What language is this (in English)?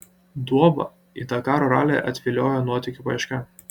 Lithuanian